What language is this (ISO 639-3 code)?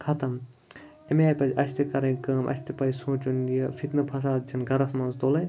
kas